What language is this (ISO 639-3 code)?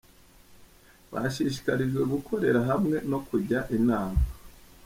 kin